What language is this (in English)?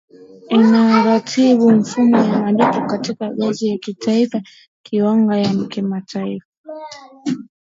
Swahili